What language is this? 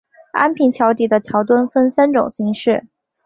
Chinese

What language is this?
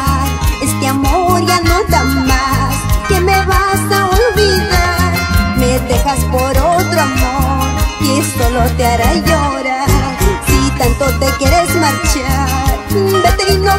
Indonesian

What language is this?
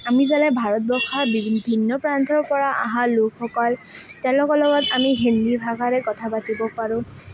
Assamese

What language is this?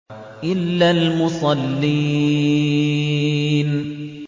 Arabic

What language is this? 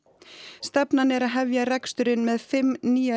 Icelandic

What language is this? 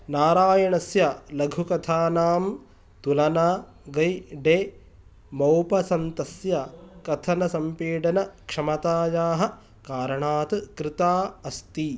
Sanskrit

